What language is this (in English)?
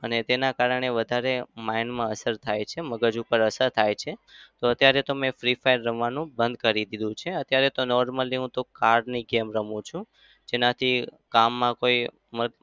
Gujarati